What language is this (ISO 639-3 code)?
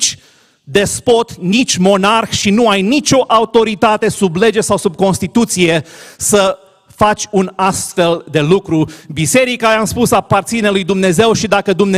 ron